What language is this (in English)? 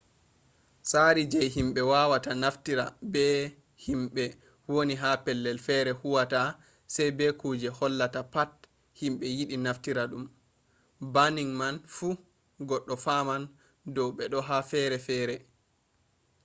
Fula